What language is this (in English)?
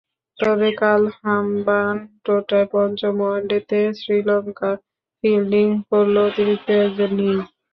Bangla